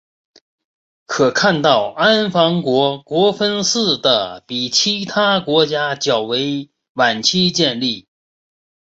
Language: Chinese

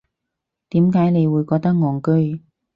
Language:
Cantonese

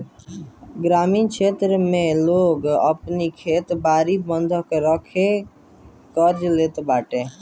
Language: Bhojpuri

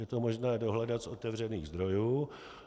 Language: Czech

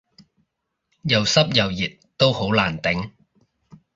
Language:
Cantonese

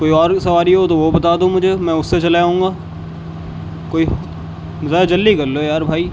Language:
Urdu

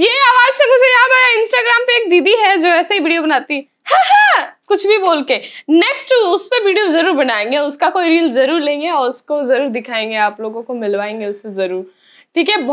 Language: Hindi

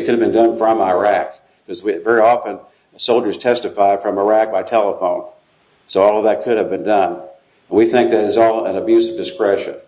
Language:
English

